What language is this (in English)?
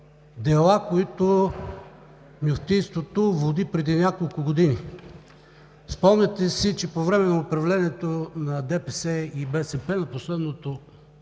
Bulgarian